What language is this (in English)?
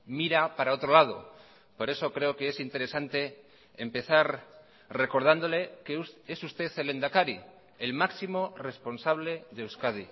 Spanish